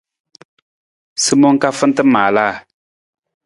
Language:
Nawdm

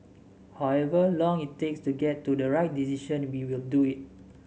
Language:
English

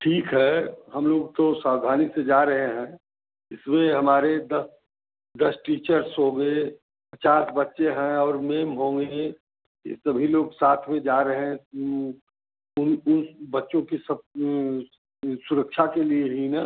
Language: Hindi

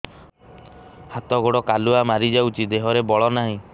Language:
Odia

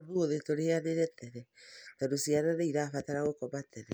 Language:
Kikuyu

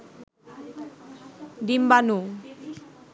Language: Bangla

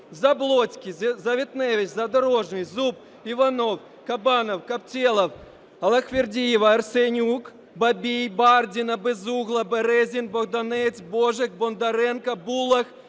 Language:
Ukrainian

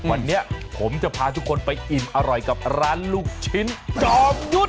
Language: Thai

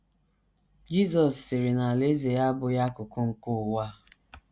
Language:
Igbo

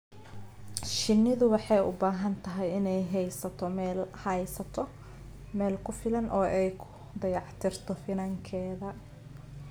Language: Somali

